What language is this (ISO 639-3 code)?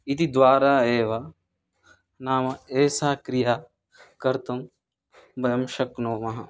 san